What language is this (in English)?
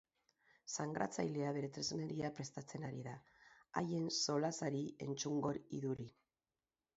Basque